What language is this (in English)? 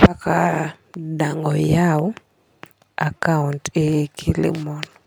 Luo (Kenya and Tanzania)